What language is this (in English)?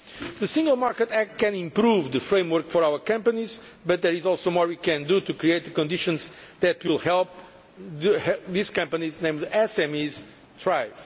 English